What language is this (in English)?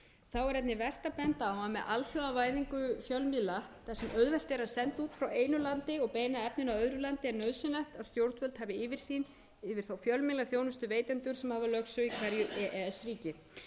Icelandic